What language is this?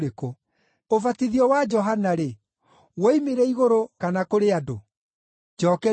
Kikuyu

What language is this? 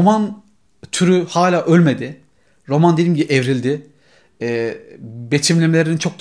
Turkish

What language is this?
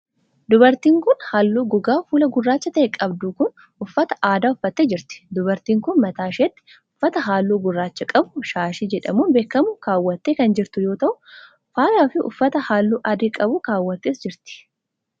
Oromo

